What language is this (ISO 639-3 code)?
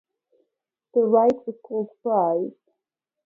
eng